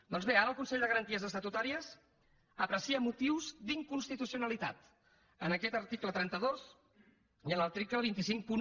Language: Catalan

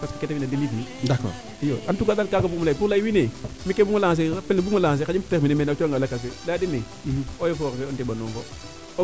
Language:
Serer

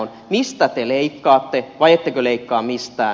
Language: Finnish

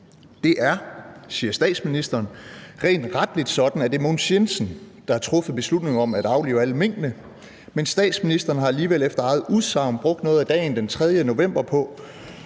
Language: Danish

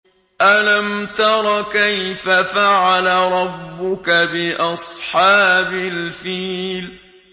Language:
Arabic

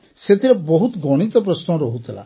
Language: Odia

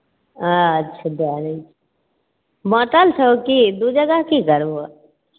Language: Maithili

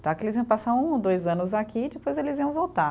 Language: Portuguese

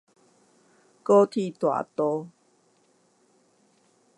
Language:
Chinese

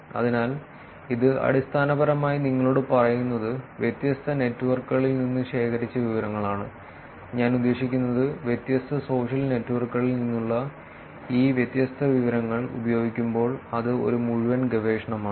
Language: Malayalam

